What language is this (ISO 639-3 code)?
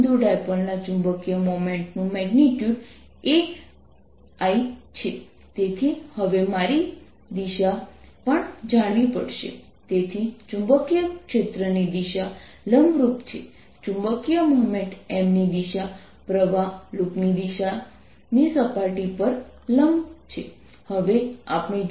guj